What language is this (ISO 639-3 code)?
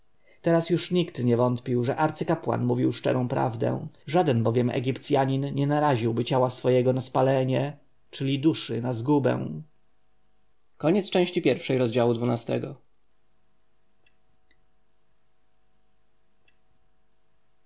pol